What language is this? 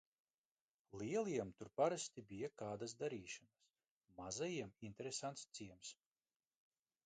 Latvian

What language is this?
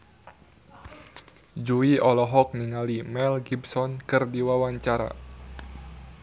Sundanese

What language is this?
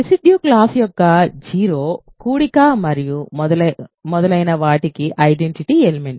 Telugu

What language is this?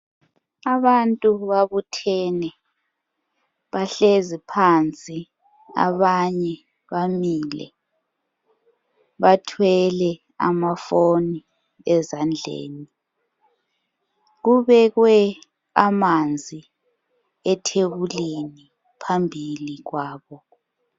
North Ndebele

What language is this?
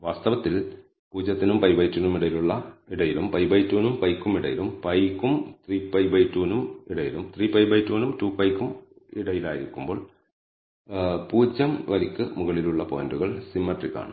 Malayalam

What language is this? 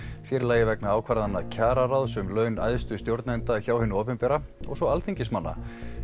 Icelandic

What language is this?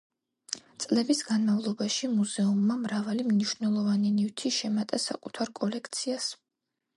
Georgian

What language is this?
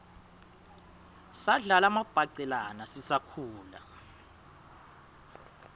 Swati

